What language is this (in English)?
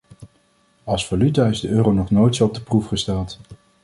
Dutch